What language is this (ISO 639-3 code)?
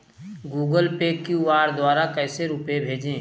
hin